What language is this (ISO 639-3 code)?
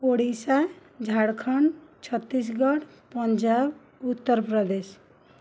ori